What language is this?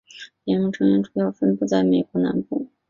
Chinese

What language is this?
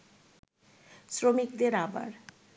Bangla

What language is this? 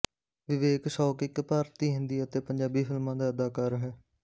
Punjabi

